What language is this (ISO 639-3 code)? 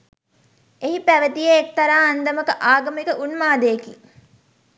sin